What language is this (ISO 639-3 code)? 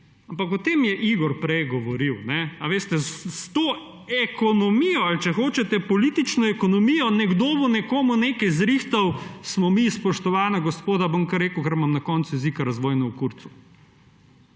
slv